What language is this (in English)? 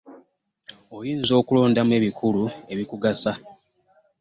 Ganda